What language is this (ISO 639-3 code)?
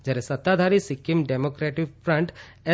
guj